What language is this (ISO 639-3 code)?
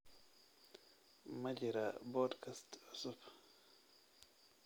som